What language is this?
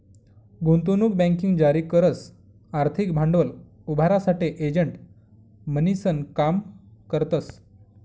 Marathi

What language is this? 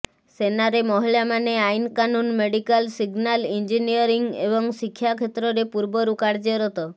Odia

